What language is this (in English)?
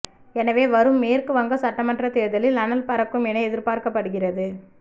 Tamil